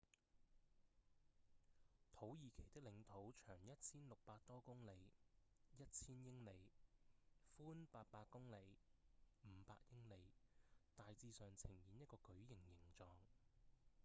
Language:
Cantonese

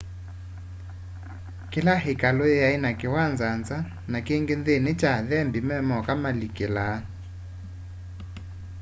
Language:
Kamba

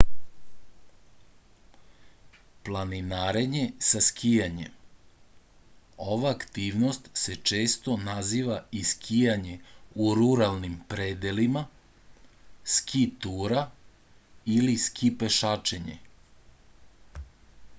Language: Serbian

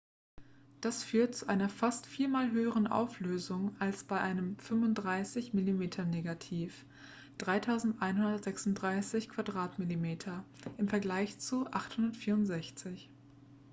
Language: German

